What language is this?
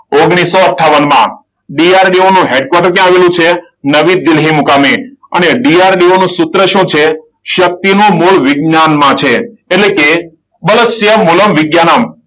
Gujarati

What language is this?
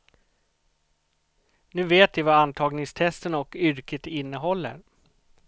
Swedish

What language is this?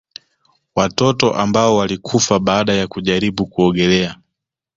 Swahili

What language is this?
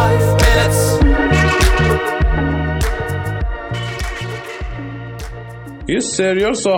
Persian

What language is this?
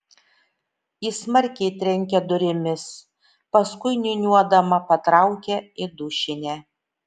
Lithuanian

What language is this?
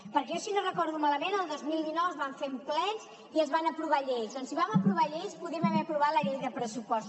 Catalan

